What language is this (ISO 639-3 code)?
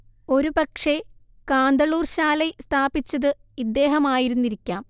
mal